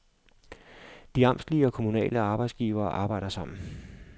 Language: Danish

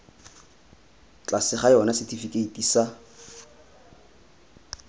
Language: Tswana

